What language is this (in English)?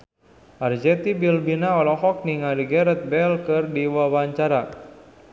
Sundanese